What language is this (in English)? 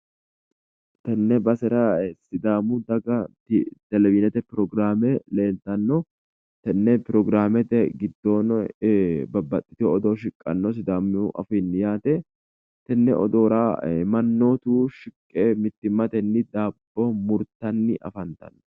Sidamo